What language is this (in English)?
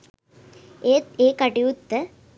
Sinhala